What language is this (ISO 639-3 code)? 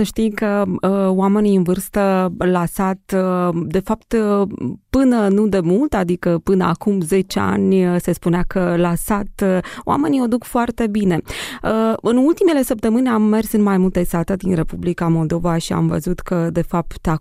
ron